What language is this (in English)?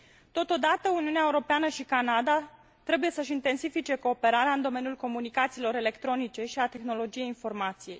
Romanian